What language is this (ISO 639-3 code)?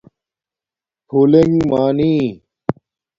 dmk